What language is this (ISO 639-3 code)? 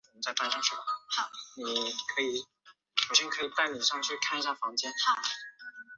zho